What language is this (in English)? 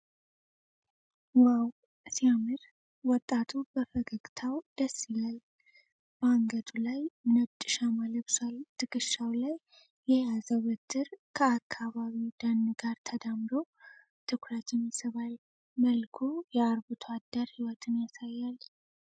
Amharic